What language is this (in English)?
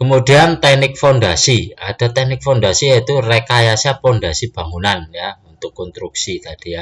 Indonesian